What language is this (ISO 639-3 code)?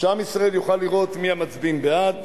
heb